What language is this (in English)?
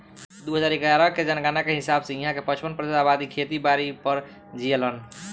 Bhojpuri